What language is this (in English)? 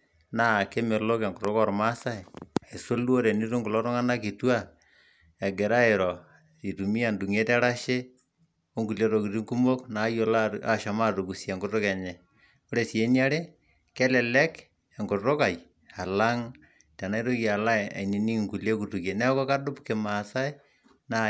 Masai